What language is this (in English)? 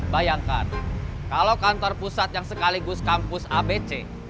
Indonesian